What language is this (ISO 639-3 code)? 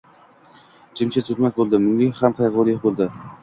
uzb